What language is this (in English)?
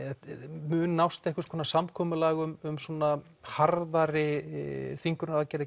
Icelandic